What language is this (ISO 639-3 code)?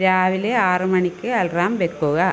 mal